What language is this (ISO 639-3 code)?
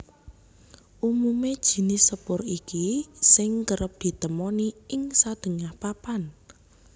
jav